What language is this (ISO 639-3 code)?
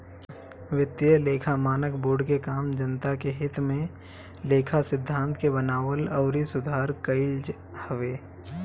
bho